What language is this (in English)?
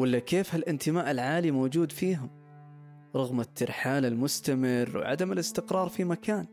Arabic